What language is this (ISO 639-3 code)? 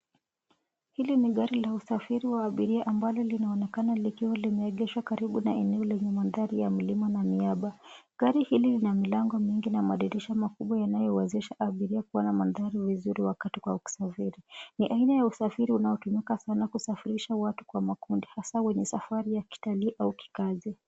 swa